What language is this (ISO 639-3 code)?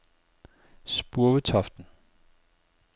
dan